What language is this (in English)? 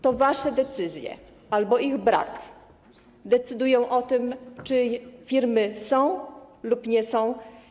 Polish